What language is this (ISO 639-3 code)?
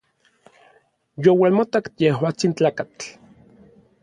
nlv